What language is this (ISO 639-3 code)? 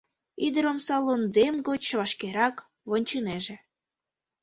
chm